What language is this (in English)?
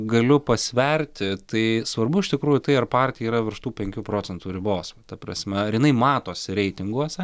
Lithuanian